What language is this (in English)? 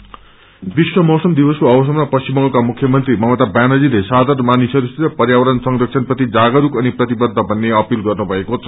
Nepali